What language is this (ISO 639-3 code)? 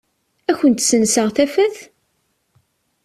kab